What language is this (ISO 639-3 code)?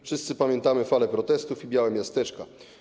pol